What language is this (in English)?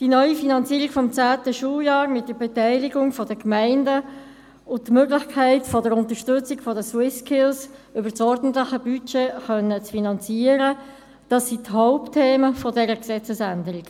Swiss German